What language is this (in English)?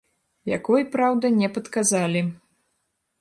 Belarusian